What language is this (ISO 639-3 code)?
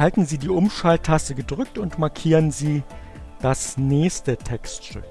deu